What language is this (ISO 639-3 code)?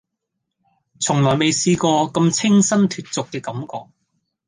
yue